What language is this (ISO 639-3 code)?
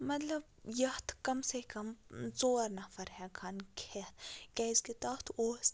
kas